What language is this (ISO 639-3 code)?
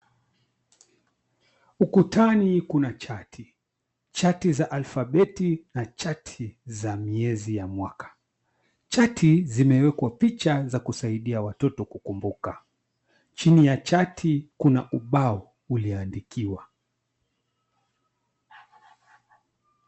swa